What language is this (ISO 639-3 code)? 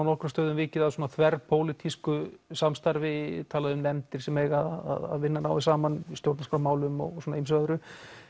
isl